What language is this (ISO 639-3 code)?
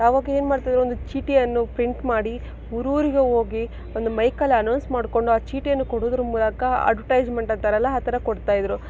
kan